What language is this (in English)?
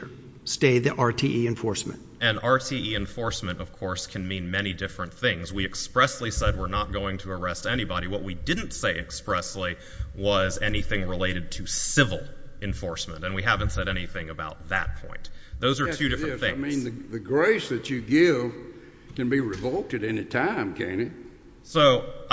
English